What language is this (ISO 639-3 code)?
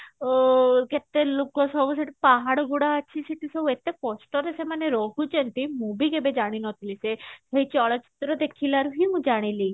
ori